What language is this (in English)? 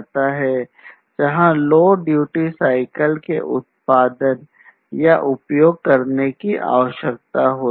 Hindi